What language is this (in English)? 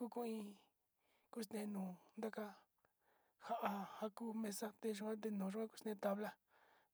Sinicahua Mixtec